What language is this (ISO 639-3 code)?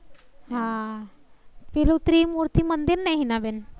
guj